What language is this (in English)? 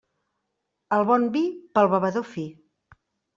Catalan